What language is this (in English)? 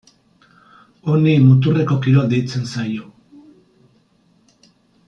Basque